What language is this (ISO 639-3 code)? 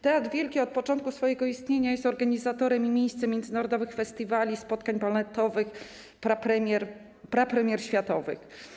pol